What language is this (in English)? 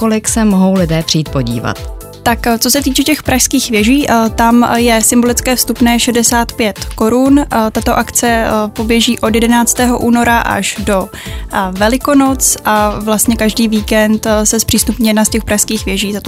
Czech